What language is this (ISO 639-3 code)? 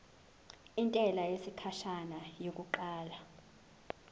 zul